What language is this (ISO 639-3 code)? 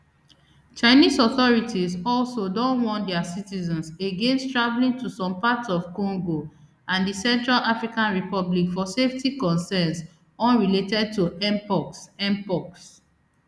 pcm